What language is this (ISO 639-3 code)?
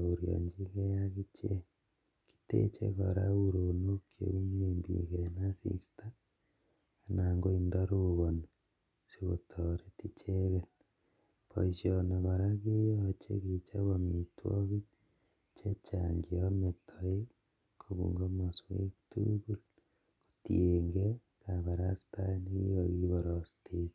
kln